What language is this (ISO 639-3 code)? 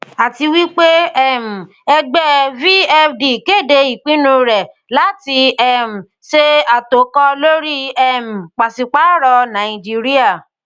yor